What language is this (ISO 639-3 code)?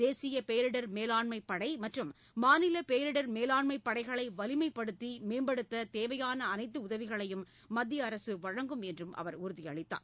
tam